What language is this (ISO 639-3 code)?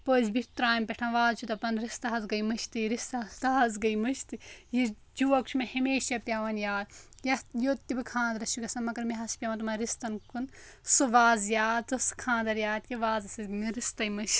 kas